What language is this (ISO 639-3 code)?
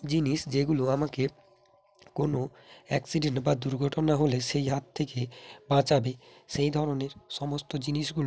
ben